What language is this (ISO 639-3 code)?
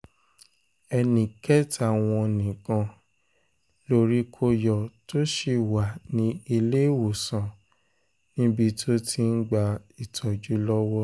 yor